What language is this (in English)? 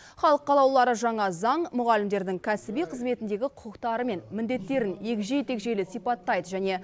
Kazakh